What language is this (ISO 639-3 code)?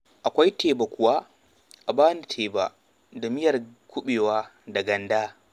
hau